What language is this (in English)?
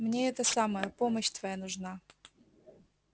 Russian